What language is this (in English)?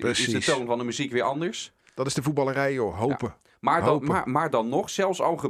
Dutch